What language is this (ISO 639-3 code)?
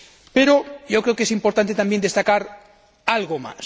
spa